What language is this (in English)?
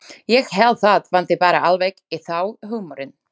Icelandic